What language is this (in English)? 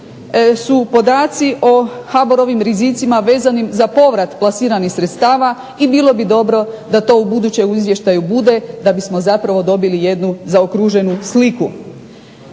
Croatian